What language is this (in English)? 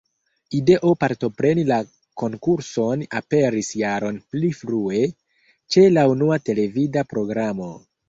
Esperanto